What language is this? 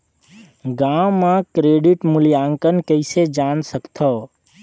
Chhattisgarhi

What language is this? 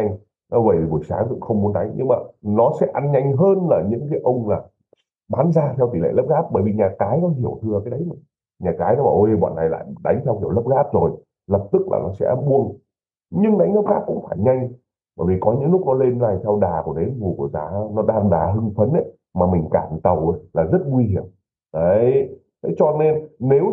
Vietnamese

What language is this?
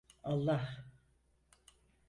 Turkish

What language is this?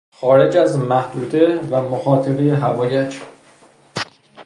Persian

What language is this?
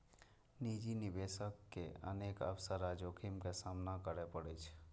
Maithili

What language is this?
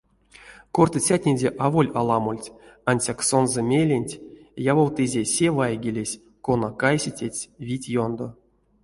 Erzya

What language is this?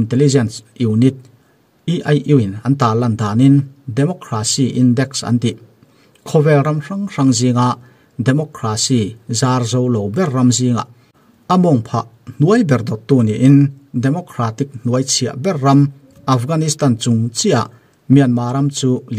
Thai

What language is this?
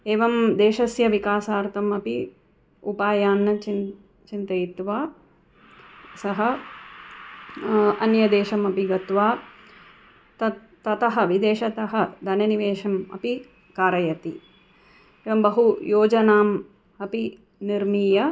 Sanskrit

